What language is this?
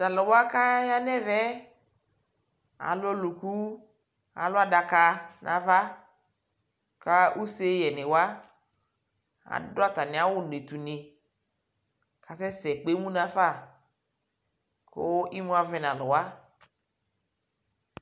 Ikposo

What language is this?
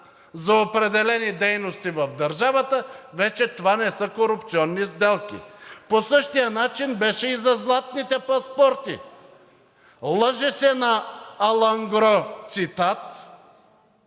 Bulgarian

